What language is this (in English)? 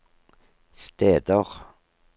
Norwegian